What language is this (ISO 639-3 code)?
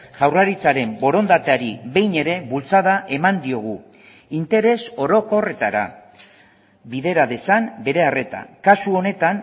eus